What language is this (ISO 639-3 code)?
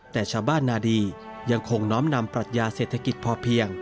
tha